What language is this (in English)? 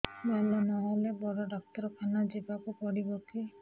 Odia